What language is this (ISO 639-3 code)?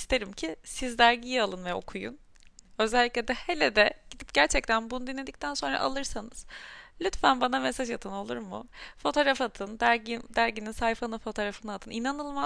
tur